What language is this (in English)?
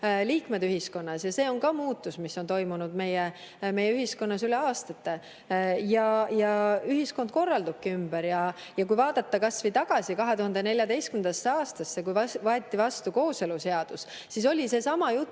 Estonian